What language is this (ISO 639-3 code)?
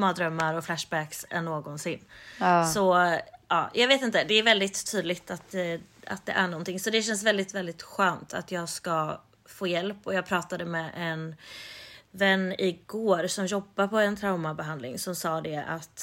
swe